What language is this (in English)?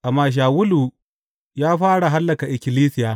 Hausa